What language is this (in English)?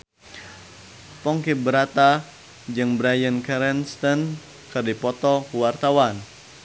Sundanese